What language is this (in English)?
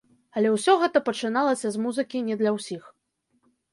Belarusian